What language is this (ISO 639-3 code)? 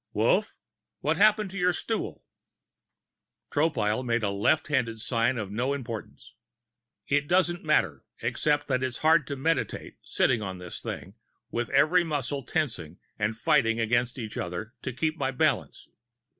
eng